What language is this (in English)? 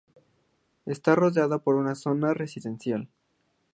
Spanish